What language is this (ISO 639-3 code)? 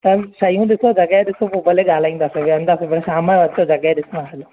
snd